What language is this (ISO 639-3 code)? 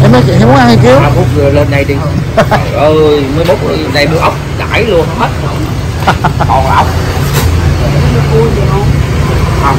vie